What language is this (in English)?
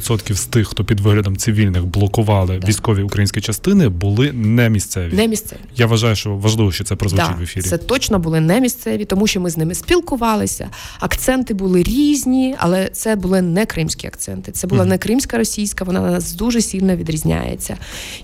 Ukrainian